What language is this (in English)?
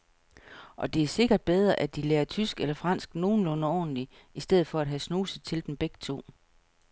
Danish